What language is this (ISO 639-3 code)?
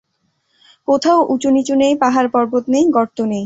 ben